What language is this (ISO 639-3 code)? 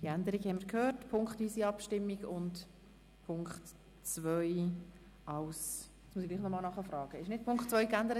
gsw